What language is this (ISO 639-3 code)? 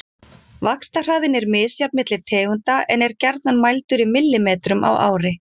isl